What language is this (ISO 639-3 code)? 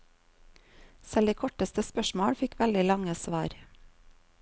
nor